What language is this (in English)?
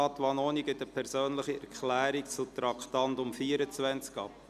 Swiss German